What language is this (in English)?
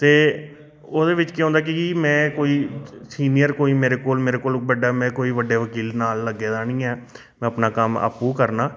Dogri